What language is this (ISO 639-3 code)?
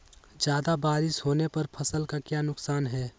mag